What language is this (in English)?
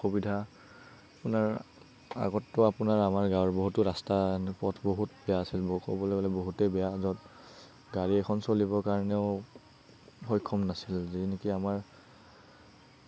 Assamese